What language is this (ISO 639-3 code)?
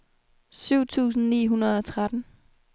dan